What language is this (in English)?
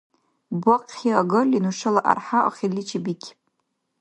Dargwa